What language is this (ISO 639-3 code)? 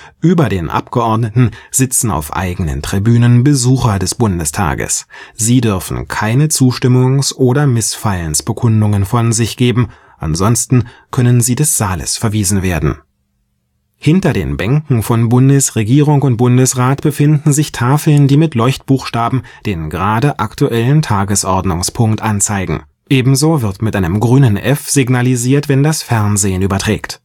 deu